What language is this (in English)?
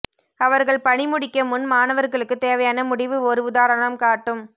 Tamil